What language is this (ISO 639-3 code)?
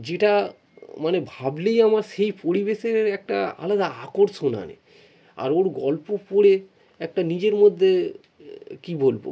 ben